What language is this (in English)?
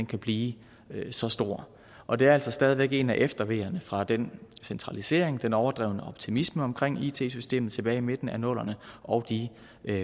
Danish